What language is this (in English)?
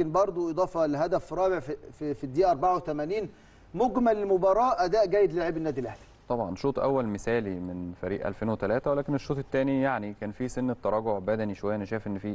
Arabic